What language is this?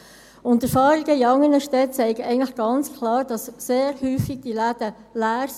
Swiss German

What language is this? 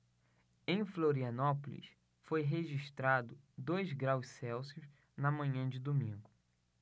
Portuguese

